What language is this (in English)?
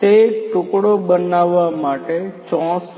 Gujarati